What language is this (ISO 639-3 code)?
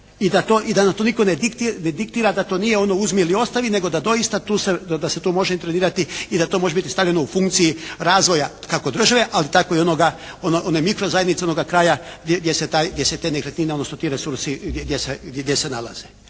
hrv